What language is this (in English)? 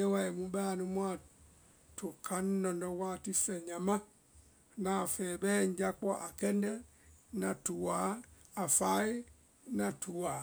Vai